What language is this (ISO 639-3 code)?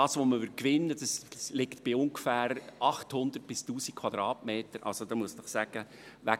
gsw